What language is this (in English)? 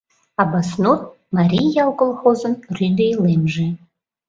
Mari